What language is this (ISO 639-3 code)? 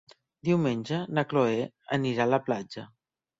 cat